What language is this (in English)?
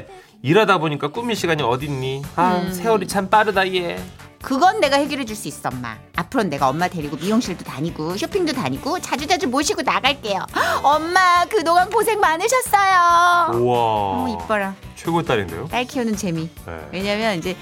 Korean